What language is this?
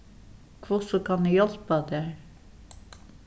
Faroese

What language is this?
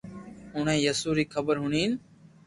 Loarki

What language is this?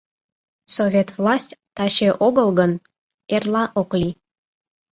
Mari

